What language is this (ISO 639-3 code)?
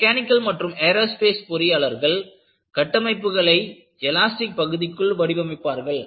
tam